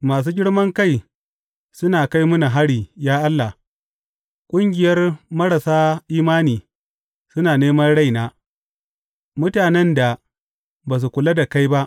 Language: Hausa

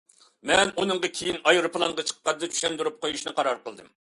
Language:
Uyghur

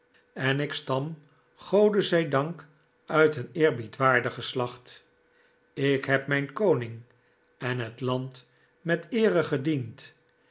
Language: Dutch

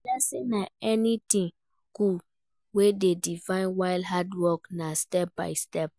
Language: Nigerian Pidgin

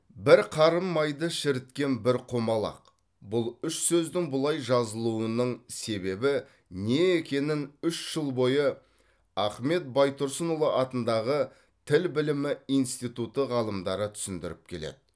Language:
Kazakh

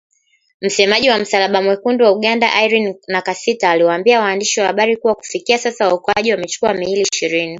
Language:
Swahili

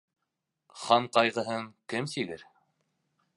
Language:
Bashkir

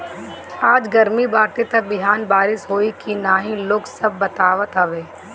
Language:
Bhojpuri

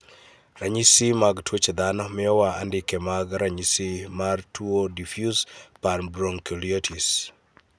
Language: Luo (Kenya and Tanzania)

